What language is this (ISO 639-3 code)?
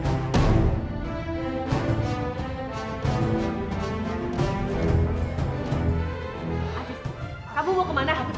ind